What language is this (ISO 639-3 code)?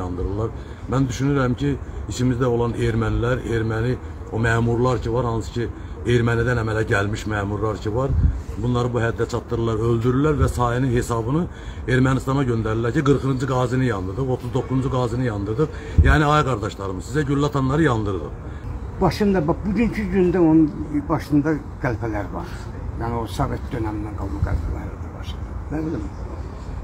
tur